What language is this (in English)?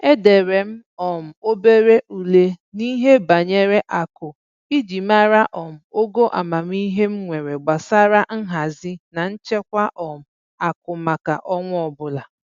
Igbo